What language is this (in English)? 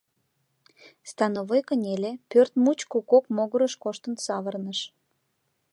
Mari